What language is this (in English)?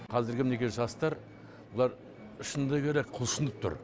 Kazakh